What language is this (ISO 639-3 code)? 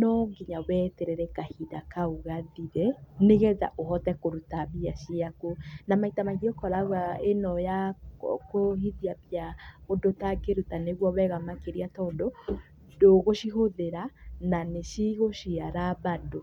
kik